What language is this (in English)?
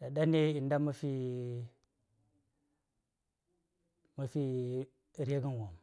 Saya